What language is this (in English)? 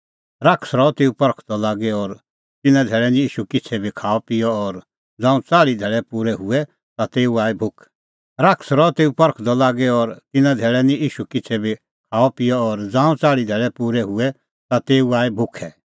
Kullu Pahari